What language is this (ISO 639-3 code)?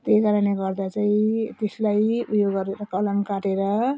nep